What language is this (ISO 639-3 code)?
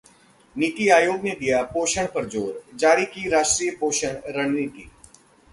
hin